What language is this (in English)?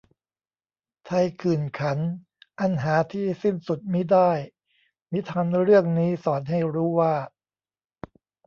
Thai